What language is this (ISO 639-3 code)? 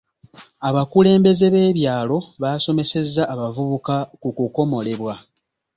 lug